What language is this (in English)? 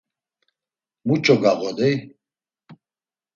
Laz